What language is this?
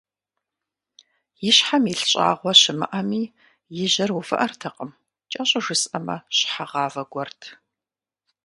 Kabardian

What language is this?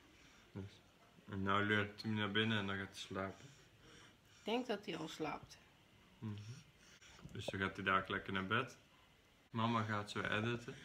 Dutch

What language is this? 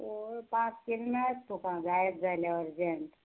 Konkani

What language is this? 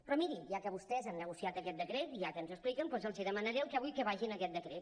Catalan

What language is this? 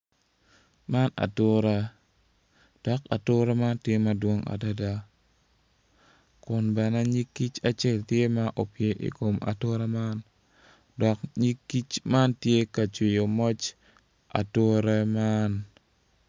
Acoli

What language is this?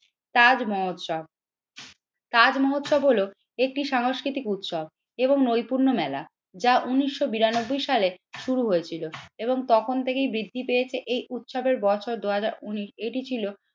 Bangla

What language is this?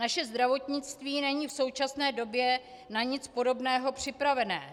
Czech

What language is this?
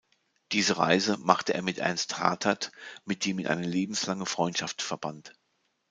German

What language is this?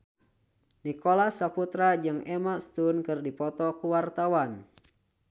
Sundanese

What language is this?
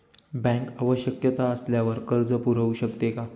Marathi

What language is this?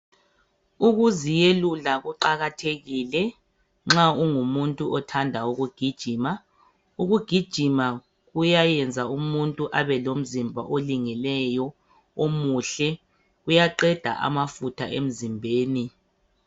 North Ndebele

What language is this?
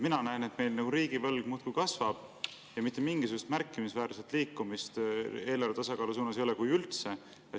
Estonian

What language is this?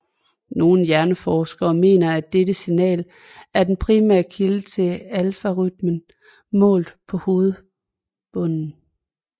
Danish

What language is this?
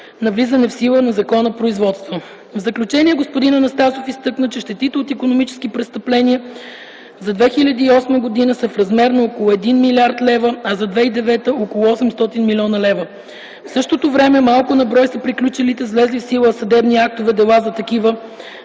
Bulgarian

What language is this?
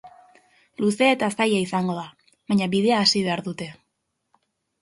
Basque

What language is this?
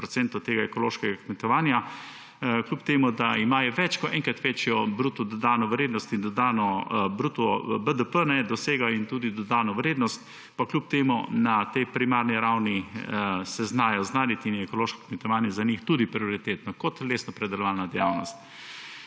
Slovenian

